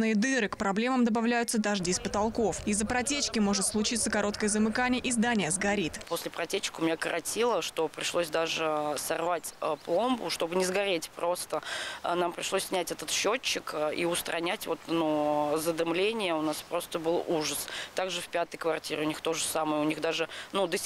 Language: Russian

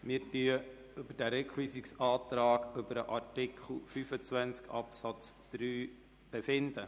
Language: Swiss German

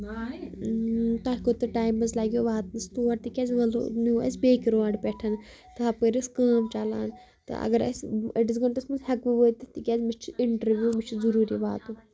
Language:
Kashmiri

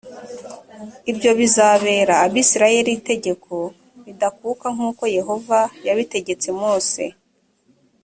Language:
Kinyarwanda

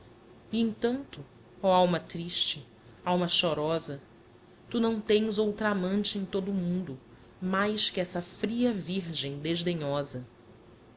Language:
Portuguese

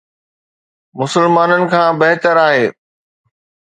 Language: Sindhi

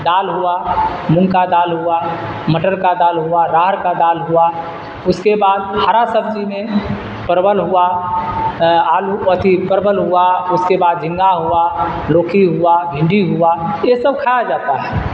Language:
Urdu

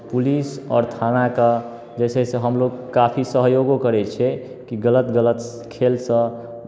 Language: Maithili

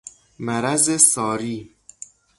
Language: Persian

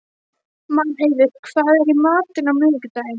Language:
Icelandic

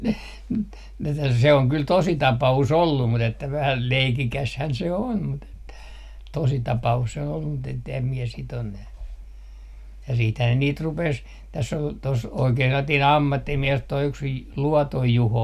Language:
Finnish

